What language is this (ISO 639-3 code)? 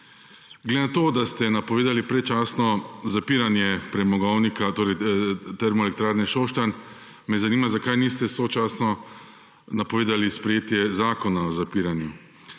slv